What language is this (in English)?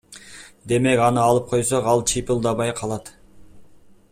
Kyrgyz